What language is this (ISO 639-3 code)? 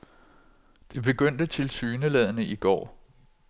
dan